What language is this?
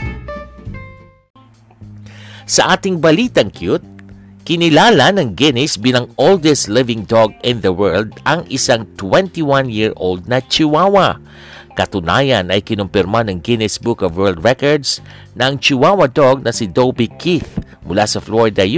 Filipino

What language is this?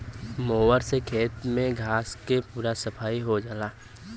Bhojpuri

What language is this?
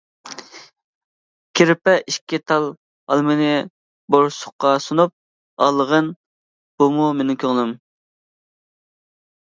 Uyghur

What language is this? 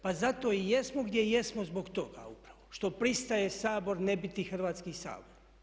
Croatian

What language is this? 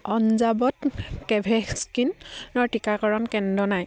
Assamese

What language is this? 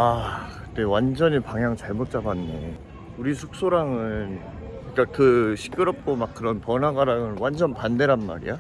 Korean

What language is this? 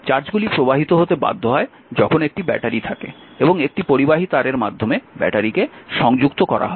Bangla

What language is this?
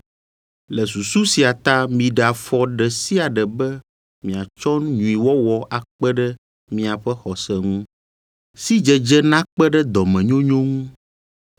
Ewe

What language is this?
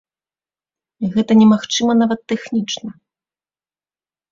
Belarusian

